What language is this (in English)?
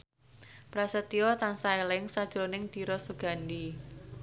Javanese